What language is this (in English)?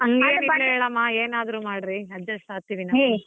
Kannada